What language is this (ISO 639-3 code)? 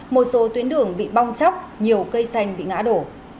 vie